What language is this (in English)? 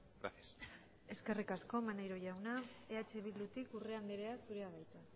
Basque